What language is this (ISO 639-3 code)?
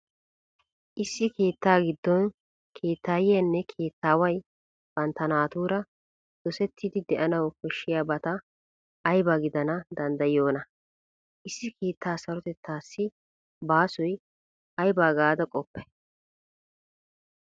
wal